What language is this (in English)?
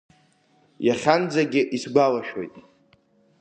Abkhazian